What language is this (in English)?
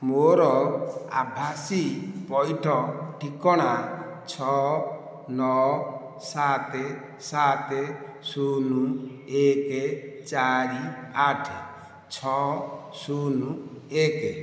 Odia